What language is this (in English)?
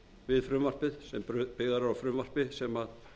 Icelandic